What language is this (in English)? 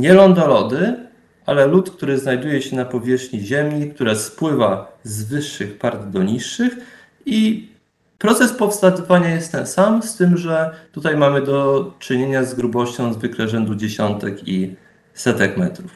Polish